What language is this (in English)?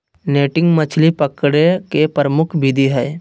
Magahi